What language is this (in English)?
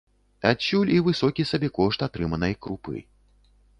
Belarusian